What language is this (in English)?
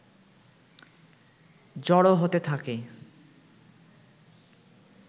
Bangla